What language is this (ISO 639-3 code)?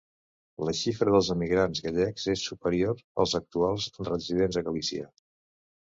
cat